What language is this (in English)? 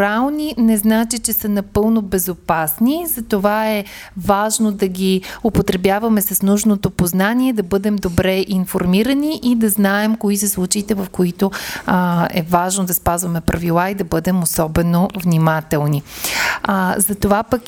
Bulgarian